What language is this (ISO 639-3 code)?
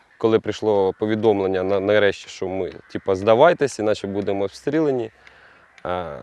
ukr